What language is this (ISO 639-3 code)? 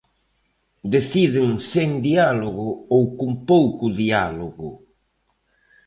glg